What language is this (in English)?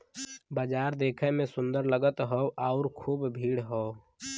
Bhojpuri